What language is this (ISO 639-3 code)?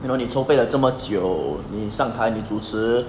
eng